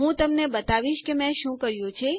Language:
Gujarati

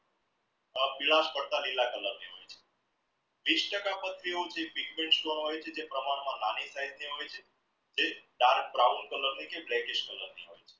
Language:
Gujarati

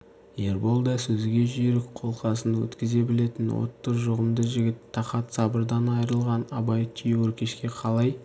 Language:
Kazakh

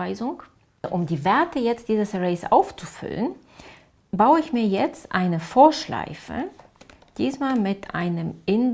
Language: German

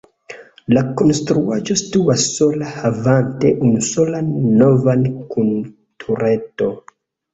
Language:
Esperanto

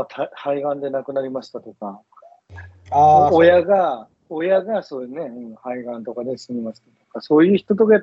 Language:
Japanese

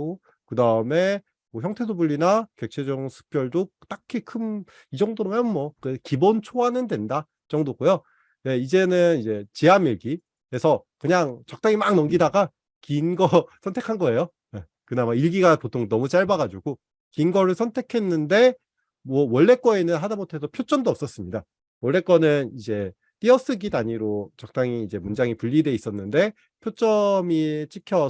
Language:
Korean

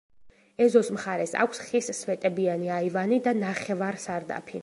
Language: Georgian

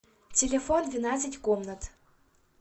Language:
Russian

